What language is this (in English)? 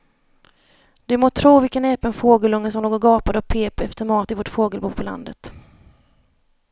Swedish